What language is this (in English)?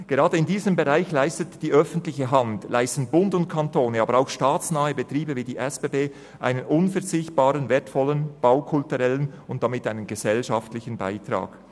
Swiss German